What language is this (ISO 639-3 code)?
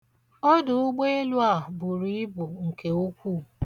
ibo